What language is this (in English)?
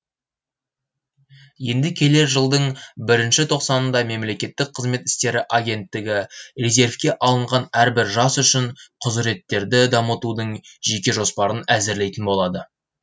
Kazakh